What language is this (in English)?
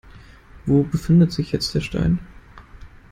German